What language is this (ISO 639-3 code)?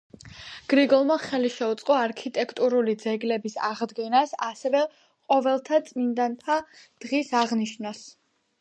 kat